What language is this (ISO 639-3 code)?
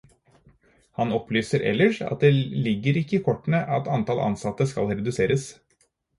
nob